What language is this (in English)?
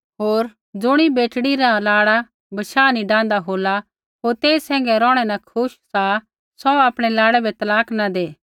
Kullu Pahari